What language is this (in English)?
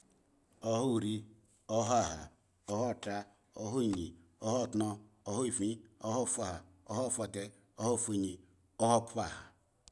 Eggon